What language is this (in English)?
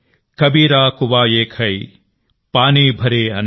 Telugu